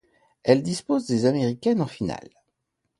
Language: French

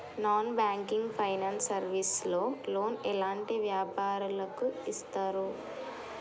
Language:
Telugu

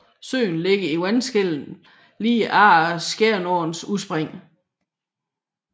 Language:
Danish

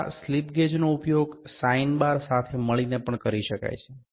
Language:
Gujarati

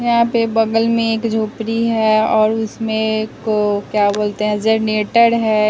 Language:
Hindi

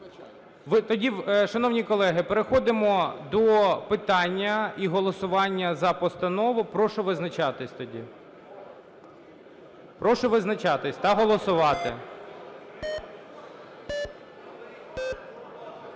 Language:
Ukrainian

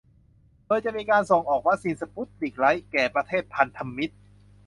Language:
Thai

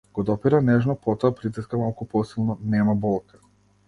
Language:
Macedonian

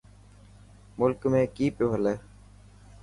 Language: Dhatki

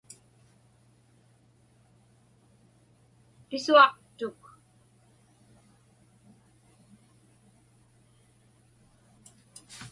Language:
Inupiaq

